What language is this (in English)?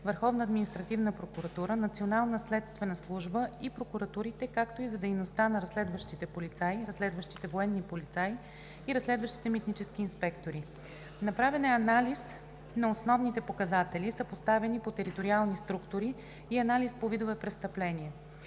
Bulgarian